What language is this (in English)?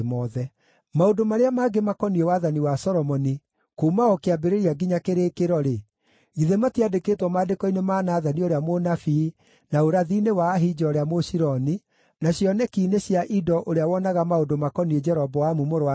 Kikuyu